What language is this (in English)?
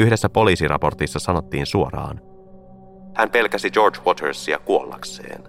Finnish